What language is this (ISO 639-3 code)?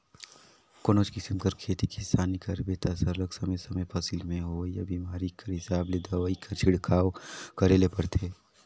hne